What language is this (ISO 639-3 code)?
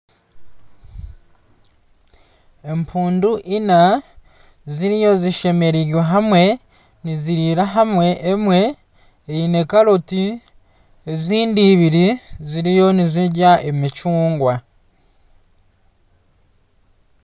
nyn